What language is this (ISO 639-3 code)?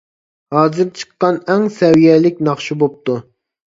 uig